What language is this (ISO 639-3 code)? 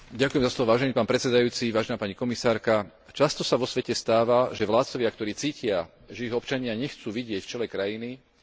slk